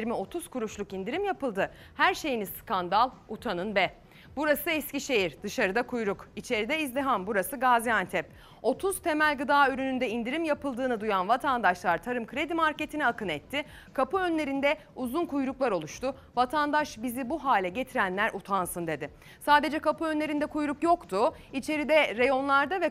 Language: Turkish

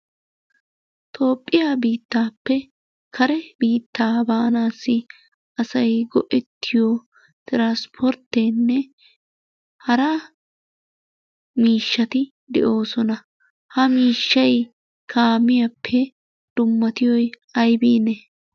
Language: Wolaytta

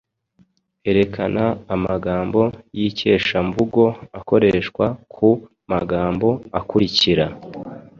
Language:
Kinyarwanda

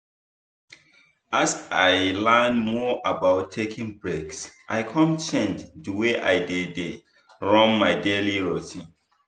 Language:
Nigerian Pidgin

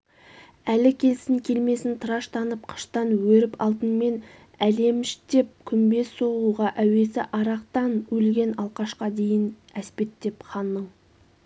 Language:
Kazakh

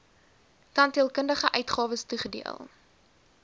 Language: Afrikaans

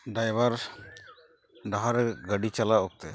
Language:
Santali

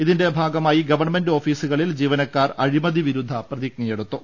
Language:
Malayalam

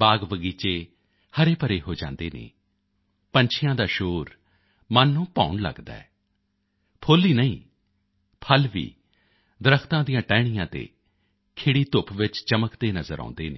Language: Punjabi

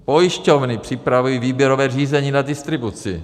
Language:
Czech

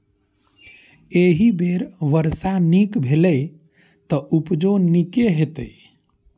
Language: Maithili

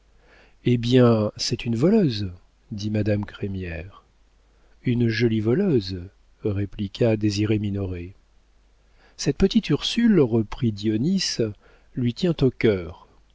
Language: French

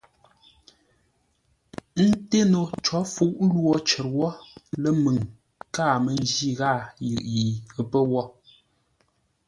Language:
Ngombale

